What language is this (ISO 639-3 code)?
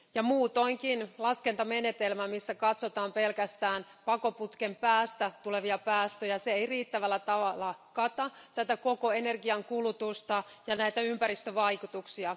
fin